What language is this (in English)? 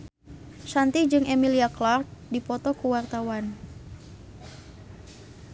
Sundanese